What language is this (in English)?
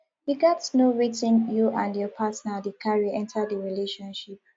Nigerian Pidgin